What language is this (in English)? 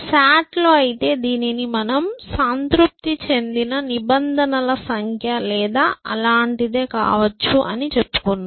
Telugu